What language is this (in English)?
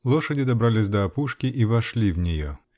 Russian